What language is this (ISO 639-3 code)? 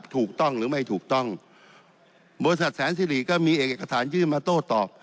tha